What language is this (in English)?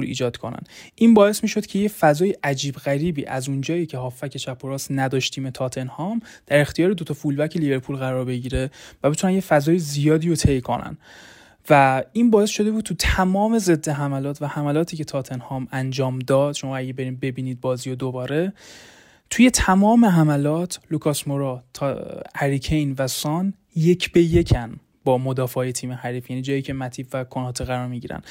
Persian